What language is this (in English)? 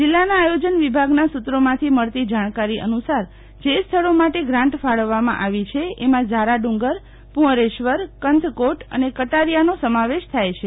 Gujarati